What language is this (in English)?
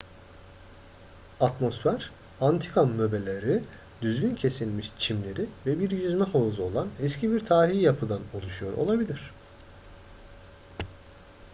Turkish